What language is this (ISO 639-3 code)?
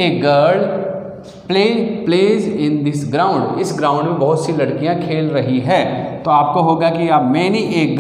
hin